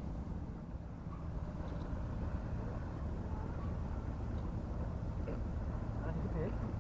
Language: Javanese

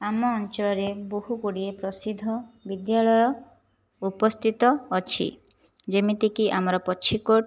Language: Odia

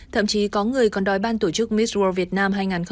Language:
Vietnamese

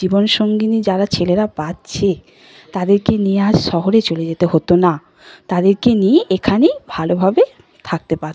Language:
Bangla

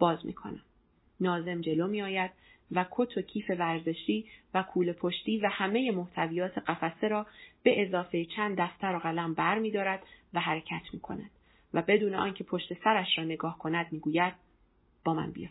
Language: Persian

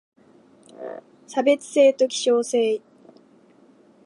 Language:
Japanese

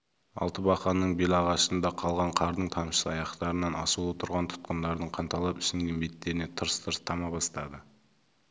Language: Kazakh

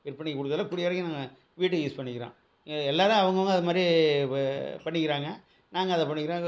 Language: Tamil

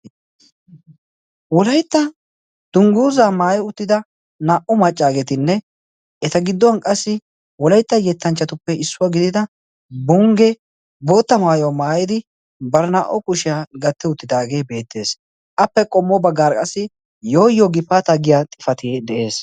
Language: Wolaytta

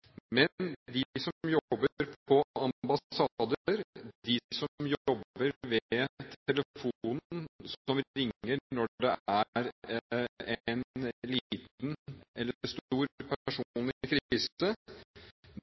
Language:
Norwegian Bokmål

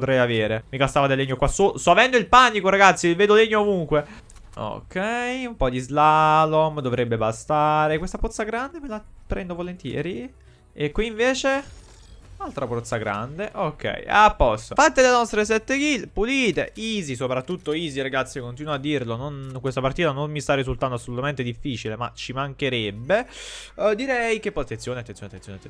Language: Italian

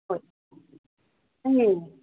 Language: Manipuri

